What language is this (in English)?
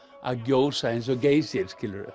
Icelandic